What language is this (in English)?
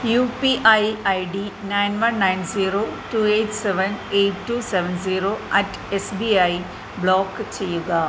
Malayalam